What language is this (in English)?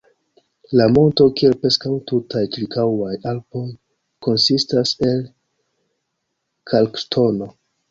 Esperanto